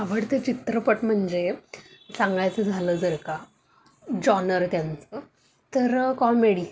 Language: Marathi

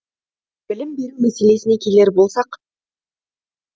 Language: Kazakh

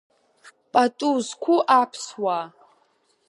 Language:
Abkhazian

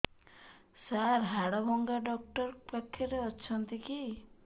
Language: Odia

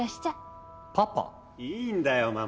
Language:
Japanese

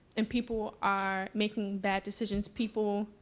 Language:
English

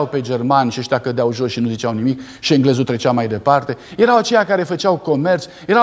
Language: Romanian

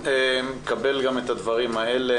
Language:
Hebrew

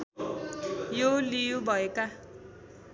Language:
Nepali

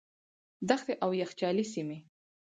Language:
Pashto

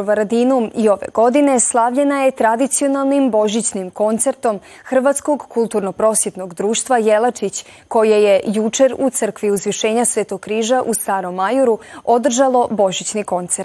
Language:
Croatian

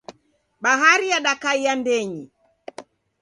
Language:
Taita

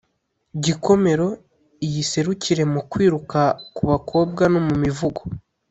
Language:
Kinyarwanda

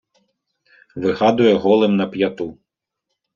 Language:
Ukrainian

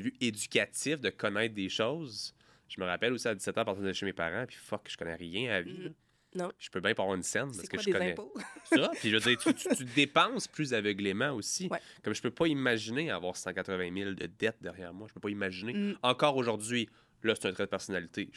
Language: French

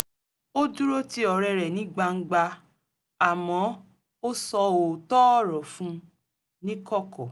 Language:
Yoruba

